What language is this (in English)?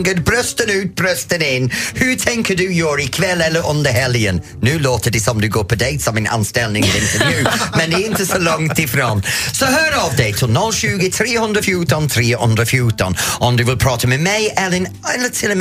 Swedish